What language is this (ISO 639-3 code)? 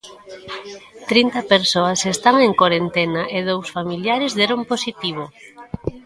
glg